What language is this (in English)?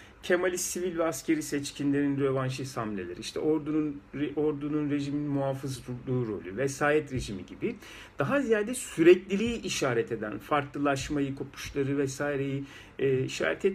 Turkish